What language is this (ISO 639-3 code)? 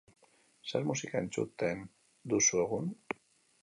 eus